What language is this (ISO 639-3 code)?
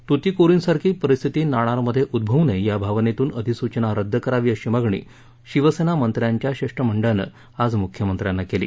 mar